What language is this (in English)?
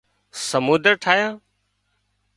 Wadiyara Koli